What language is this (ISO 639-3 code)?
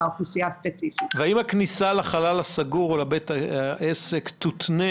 heb